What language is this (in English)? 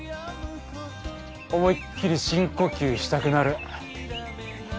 Japanese